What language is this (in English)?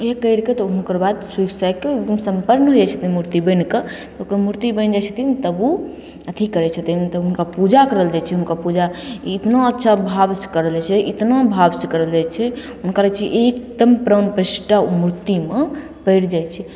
Maithili